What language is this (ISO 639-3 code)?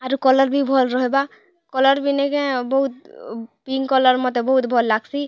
ori